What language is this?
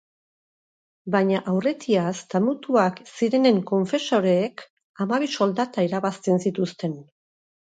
Basque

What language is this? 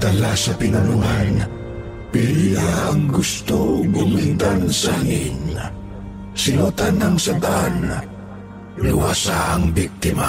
Filipino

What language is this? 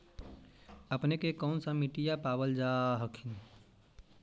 Magahi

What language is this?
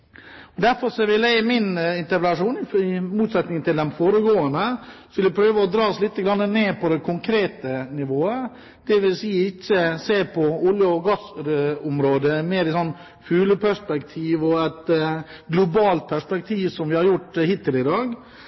Norwegian Bokmål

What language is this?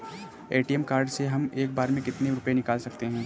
Hindi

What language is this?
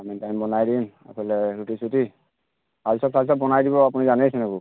Assamese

